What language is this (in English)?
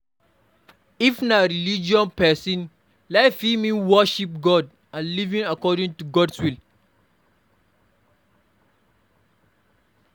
Nigerian Pidgin